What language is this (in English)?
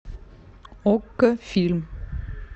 Russian